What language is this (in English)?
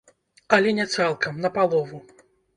Belarusian